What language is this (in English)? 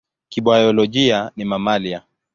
Swahili